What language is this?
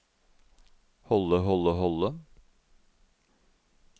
Norwegian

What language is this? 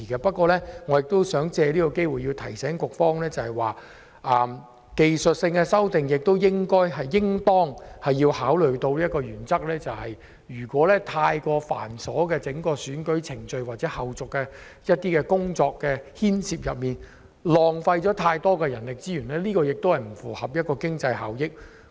Cantonese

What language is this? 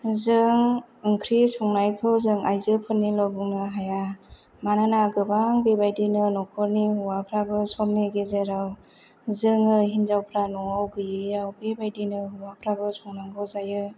Bodo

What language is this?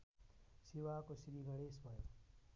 Nepali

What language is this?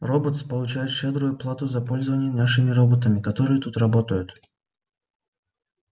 Russian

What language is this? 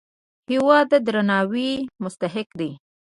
Pashto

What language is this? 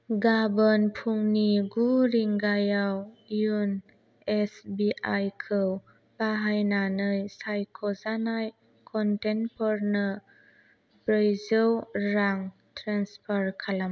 Bodo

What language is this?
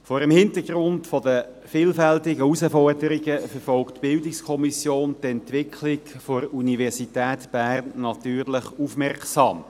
Swiss German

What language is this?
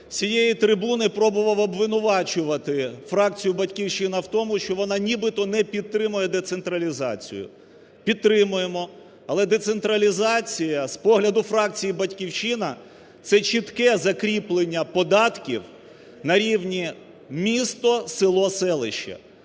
Ukrainian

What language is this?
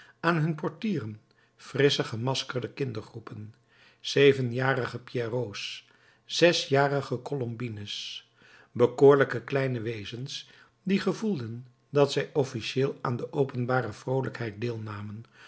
Dutch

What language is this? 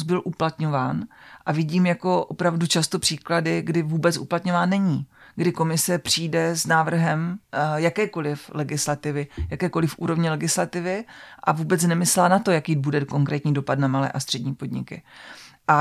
Czech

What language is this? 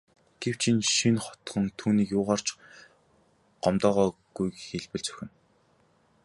Mongolian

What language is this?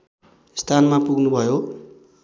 Nepali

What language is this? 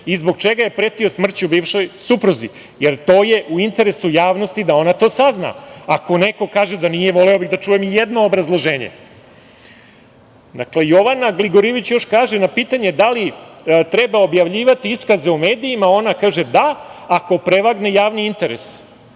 Serbian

